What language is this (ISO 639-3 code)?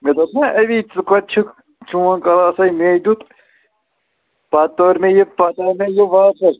kas